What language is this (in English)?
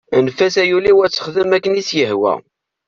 Kabyle